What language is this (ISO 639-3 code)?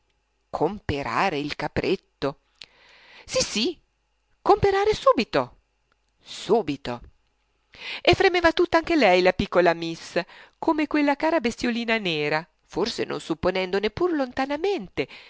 ita